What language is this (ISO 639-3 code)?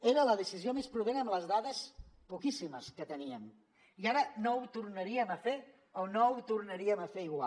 cat